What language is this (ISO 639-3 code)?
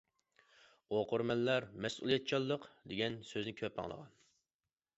uig